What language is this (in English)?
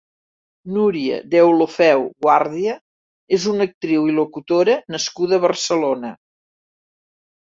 Catalan